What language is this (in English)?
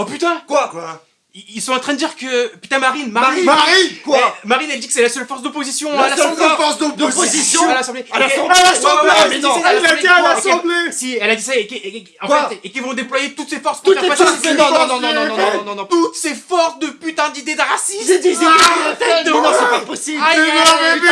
French